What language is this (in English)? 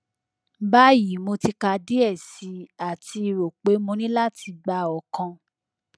Yoruba